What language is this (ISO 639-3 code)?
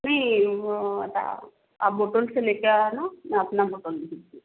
hin